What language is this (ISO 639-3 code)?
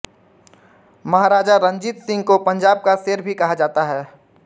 hin